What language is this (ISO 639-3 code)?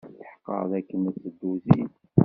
kab